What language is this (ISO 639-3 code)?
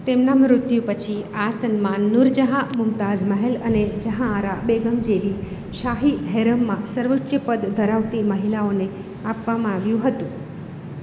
guj